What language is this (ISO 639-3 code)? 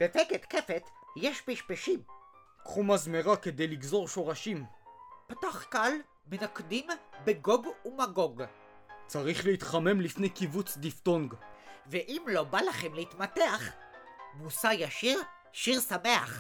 heb